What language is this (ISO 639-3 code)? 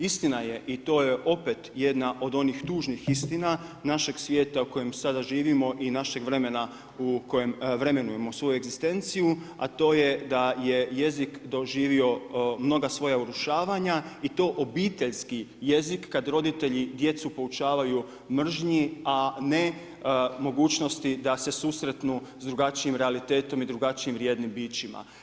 hrv